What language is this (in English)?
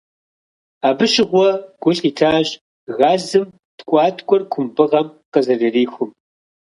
Kabardian